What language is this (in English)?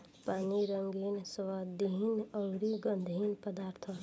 Bhojpuri